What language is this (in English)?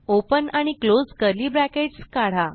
Marathi